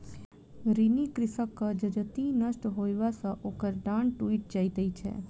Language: Maithili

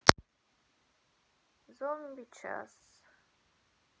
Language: Russian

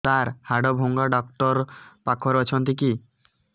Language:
Odia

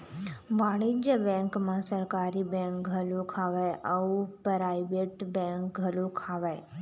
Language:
Chhattisgarhi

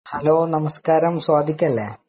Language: Malayalam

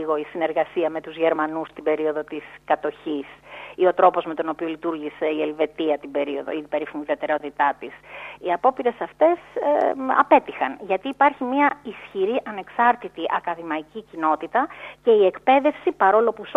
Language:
Greek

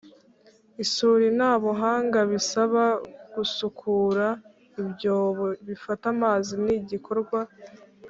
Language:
Kinyarwanda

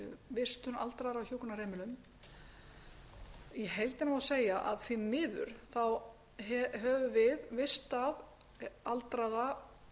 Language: Icelandic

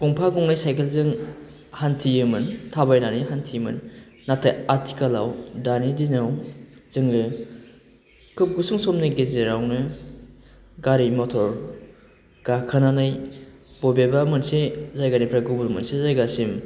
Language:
Bodo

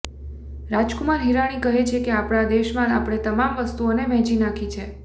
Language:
Gujarati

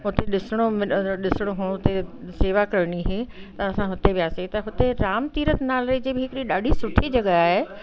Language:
Sindhi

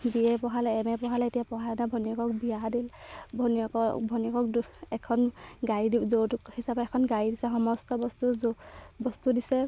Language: Assamese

